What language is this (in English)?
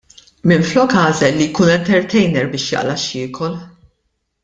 Maltese